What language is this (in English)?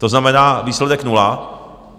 Czech